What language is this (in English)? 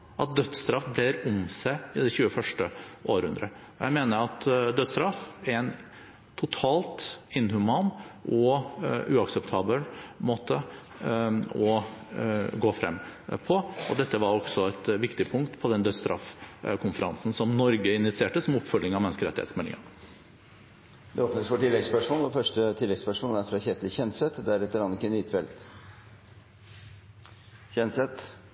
Norwegian